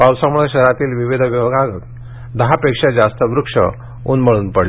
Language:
Marathi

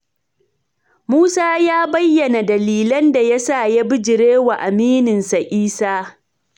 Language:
Hausa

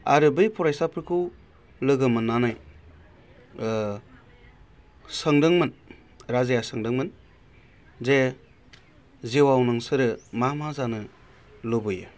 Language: Bodo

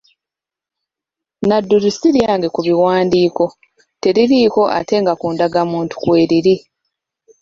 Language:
Ganda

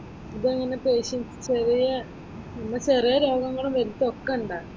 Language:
Malayalam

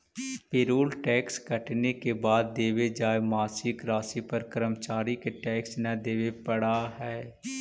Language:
Magahi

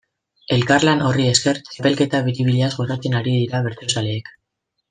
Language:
Basque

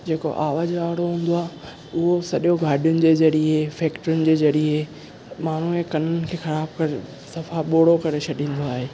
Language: Sindhi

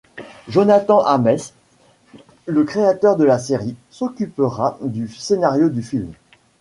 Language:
French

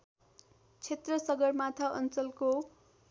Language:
Nepali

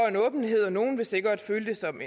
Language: Danish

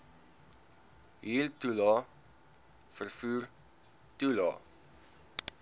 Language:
Afrikaans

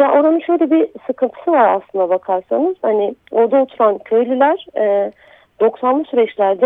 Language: Turkish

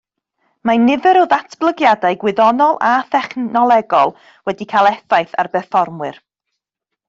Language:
Welsh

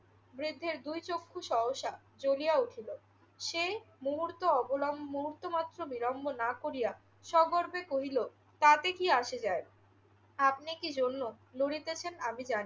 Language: Bangla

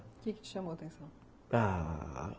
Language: Portuguese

